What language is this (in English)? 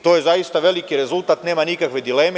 Serbian